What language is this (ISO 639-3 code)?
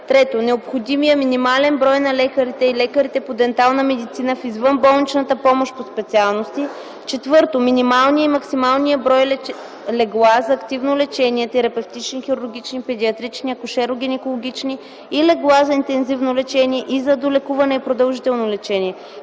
bul